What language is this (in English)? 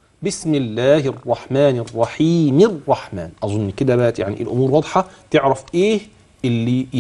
Arabic